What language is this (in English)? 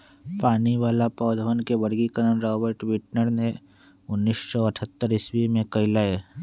Magahi